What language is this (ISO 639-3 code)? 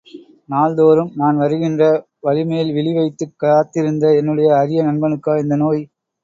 tam